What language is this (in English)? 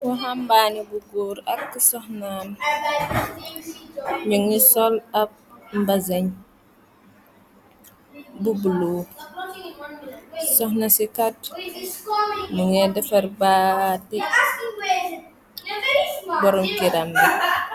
Wolof